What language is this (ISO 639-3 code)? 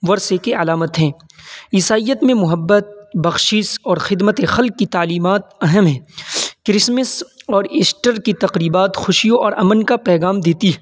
urd